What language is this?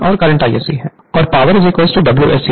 Hindi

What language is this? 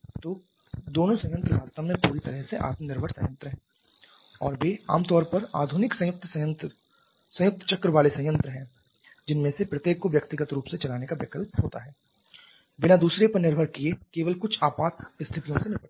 Hindi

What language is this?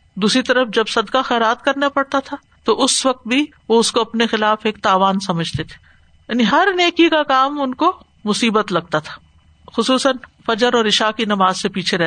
Urdu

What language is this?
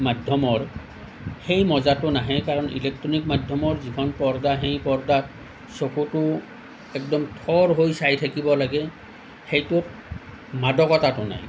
Assamese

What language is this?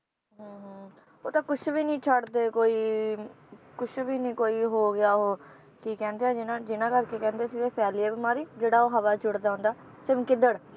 Punjabi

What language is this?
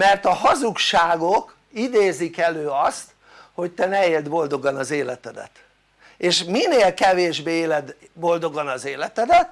Hungarian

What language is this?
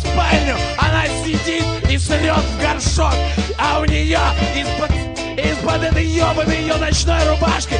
Russian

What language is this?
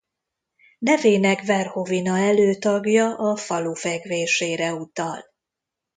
Hungarian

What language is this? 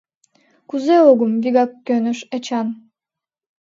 Mari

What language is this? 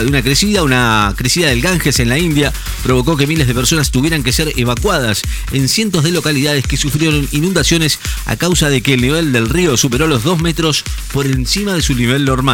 Spanish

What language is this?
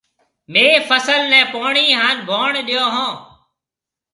Marwari (Pakistan)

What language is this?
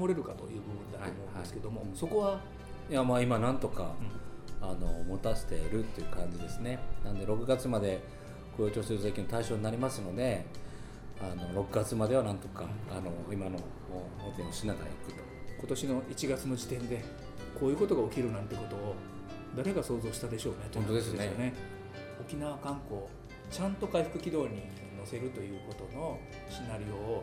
Japanese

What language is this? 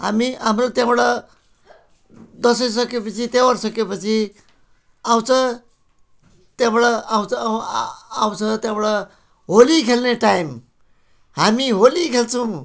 Nepali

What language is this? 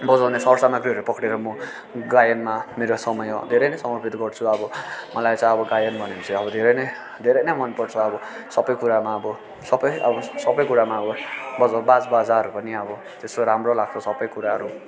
Nepali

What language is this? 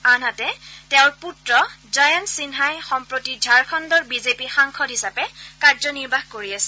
Assamese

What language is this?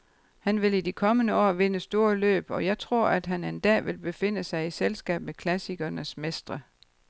Danish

